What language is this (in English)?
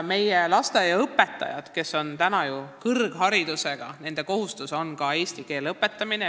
Estonian